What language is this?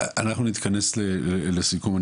Hebrew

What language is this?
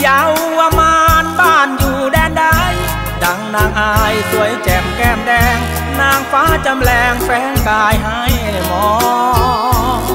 Thai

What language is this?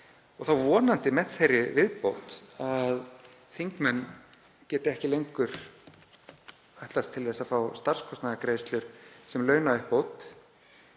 Icelandic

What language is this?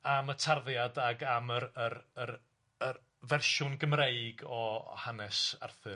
Welsh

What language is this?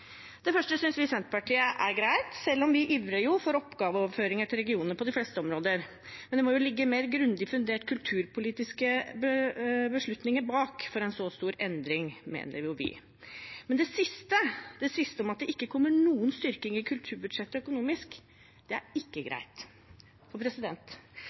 Norwegian Bokmål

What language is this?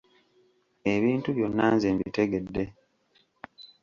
Ganda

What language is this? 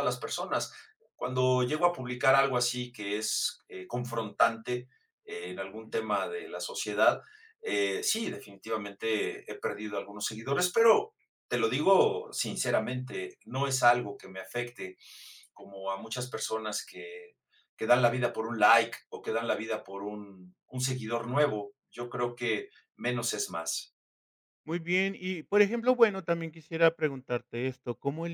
Spanish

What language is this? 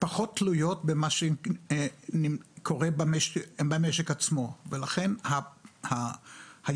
Hebrew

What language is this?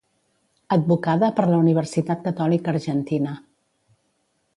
Catalan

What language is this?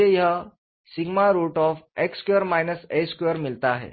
Hindi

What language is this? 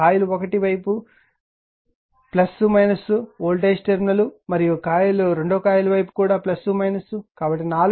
Telugu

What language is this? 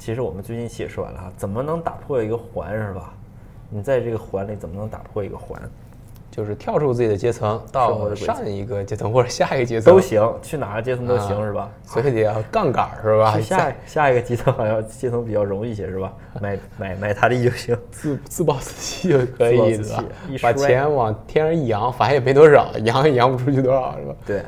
Chinese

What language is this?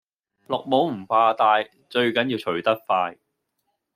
Cantonese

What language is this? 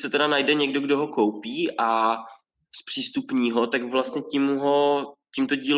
Czech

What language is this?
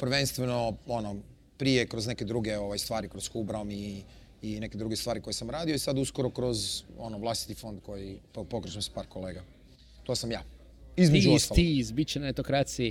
Croatian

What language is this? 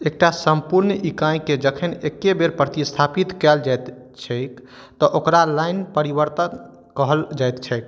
Maithili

